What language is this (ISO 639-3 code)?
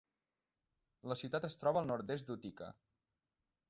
cat